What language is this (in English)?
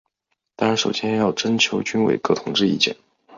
Chinese